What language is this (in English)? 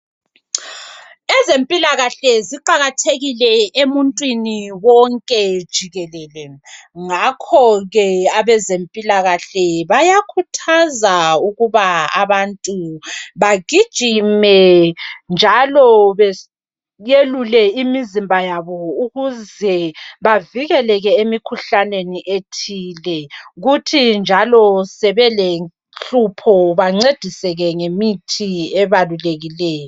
North Ndebele